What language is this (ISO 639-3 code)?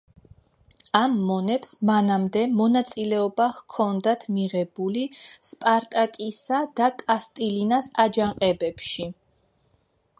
kat